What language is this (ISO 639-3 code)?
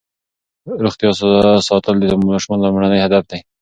pus